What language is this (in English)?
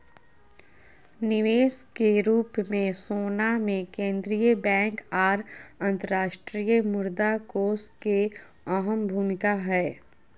Magahi